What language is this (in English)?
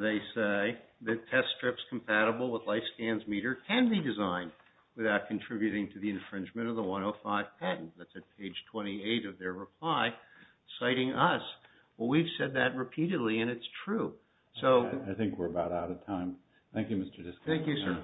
English